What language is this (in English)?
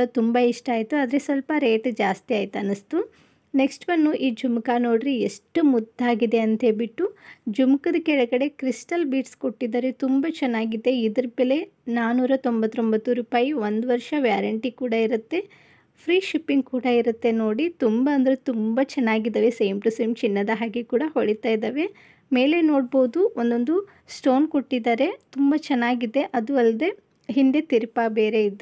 Kannada